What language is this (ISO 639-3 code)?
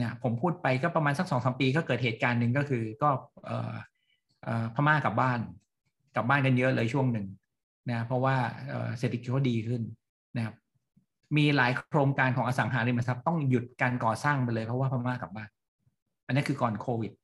tha